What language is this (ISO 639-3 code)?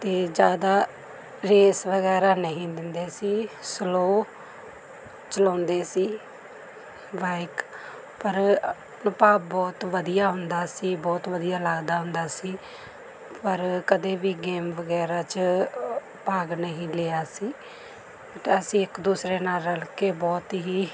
pan